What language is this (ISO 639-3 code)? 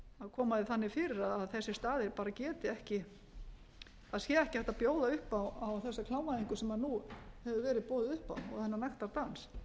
isl